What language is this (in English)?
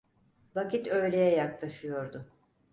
Turkish